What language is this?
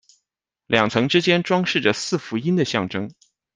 Chinese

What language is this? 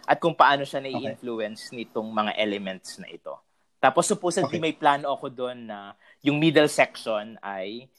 Filipino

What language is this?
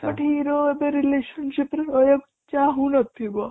Odia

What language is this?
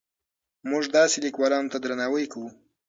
Pashto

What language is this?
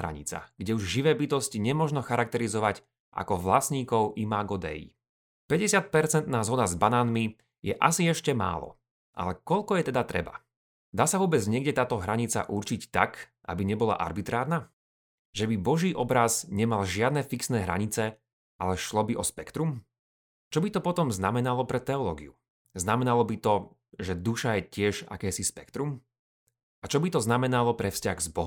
Slovak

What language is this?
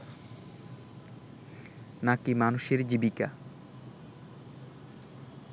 Bangla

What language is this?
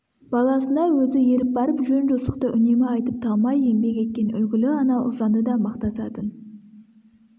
Kazakh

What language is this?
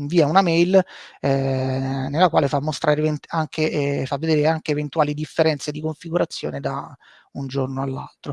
Italian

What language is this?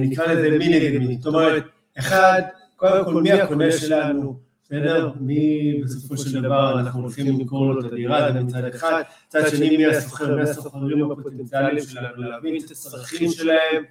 Hebrew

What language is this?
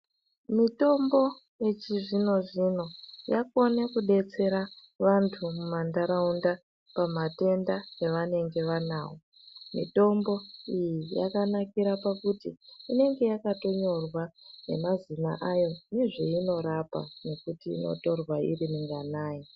Ndau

